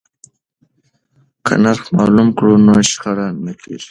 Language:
Pashto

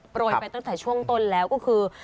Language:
Thai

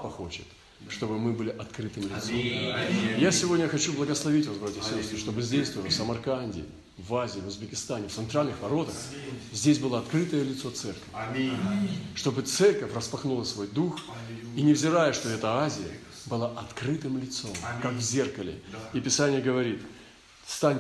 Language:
Russian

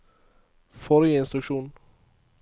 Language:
Norwegian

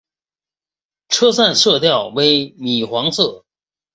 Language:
Chinese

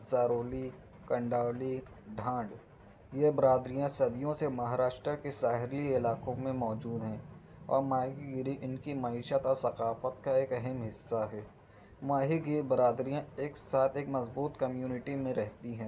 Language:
Urdu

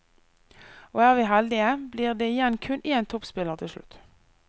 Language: Norwegian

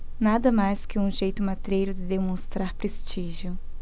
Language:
Portuguese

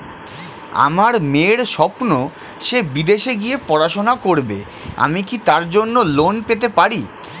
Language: Bangla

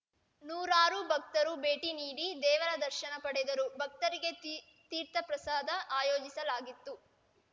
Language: Kannada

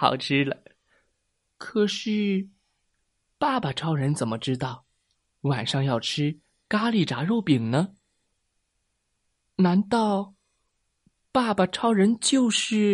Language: Chinese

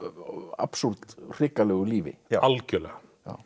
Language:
Icelandic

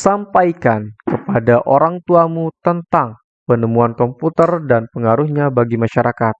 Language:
Indonesian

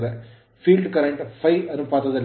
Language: Kannada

